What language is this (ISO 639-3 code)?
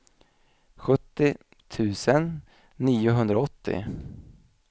swe